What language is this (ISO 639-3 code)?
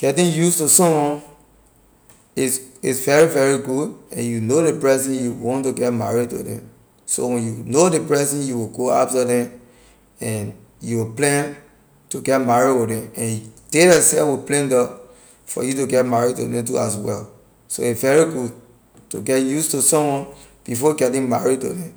lir